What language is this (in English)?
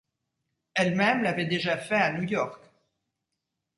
French